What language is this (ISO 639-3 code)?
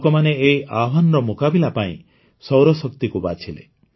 ori